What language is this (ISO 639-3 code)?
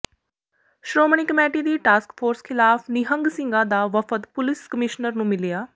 pan